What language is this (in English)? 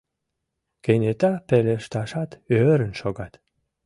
Mari